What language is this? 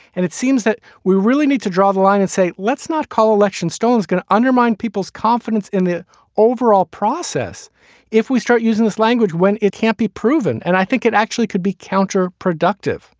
English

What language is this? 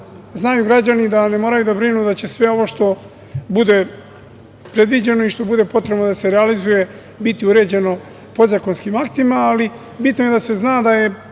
Serbian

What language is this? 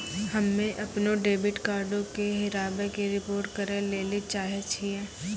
Maithili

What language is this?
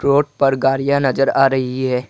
Hindi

